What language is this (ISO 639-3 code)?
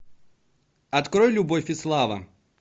rus